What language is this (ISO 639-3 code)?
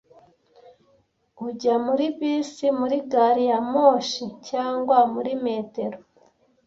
kin